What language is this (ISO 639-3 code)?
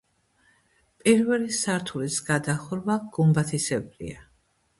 kat